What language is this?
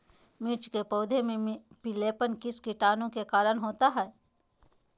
Magahi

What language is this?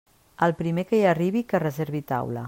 Catalan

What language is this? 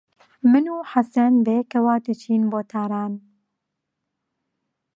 Central Kurdish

